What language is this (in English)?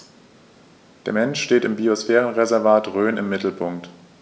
German